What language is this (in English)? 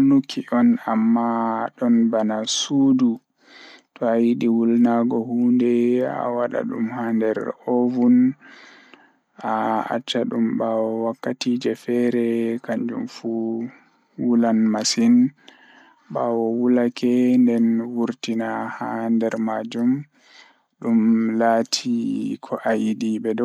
Fula